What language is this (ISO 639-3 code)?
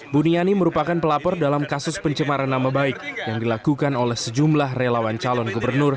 ind